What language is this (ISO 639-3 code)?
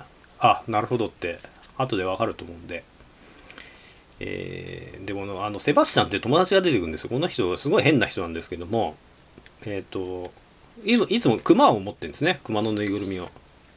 jpn